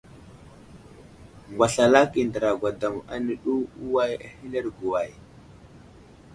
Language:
Wuzlam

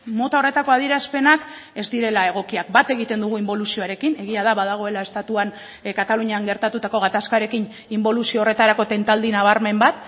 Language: Basque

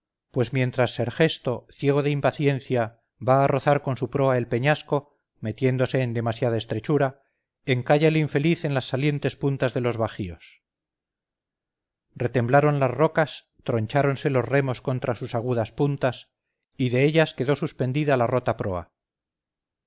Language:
Spanish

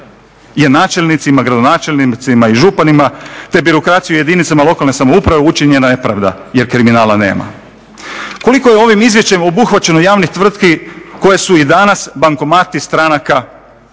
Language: Croatian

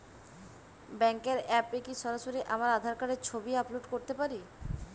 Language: Bangla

